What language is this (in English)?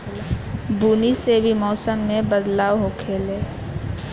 Bhojpuri